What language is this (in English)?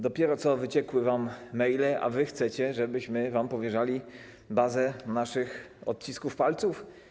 Polish